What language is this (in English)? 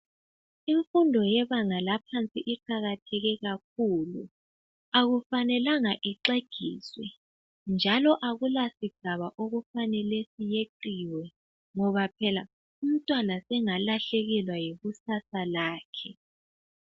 North Ndebele